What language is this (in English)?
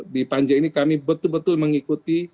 Indonesian